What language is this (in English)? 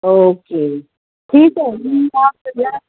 Marathi